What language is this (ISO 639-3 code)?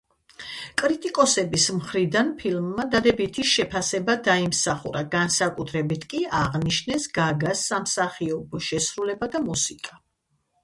kat